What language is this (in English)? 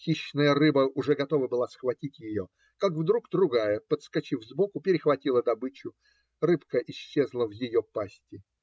Russian